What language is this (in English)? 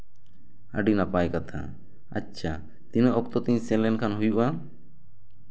Santali